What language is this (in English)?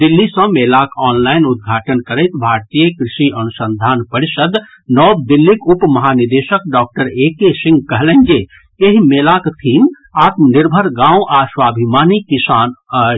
Maithili